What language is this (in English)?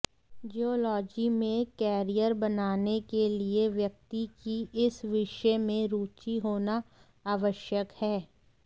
Hindi